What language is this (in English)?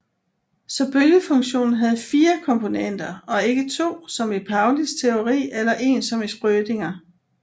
Danish